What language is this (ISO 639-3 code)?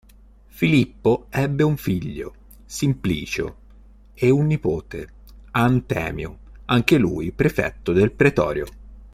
ita